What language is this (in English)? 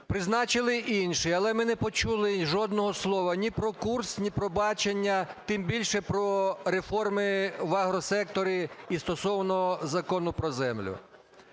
Ukrainian